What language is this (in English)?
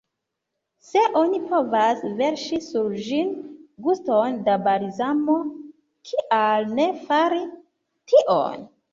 Esperanto